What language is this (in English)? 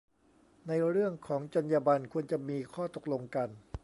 Thai